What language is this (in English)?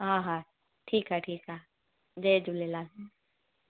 Sindhi